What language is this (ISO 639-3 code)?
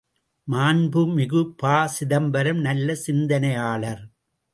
tam